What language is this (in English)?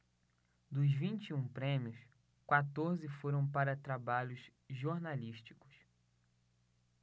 Portuguese